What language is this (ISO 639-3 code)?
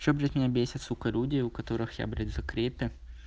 rus